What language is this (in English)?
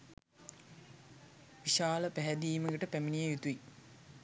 Sinhala